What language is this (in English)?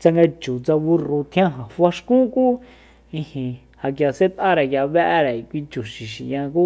Soyaltepec Mazatec